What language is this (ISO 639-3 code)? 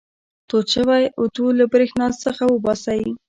pus